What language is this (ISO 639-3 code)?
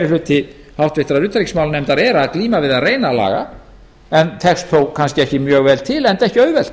isl